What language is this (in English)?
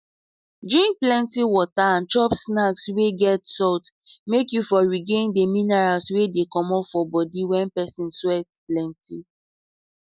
Nigerian Pidgin